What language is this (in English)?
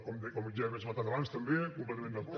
Catalan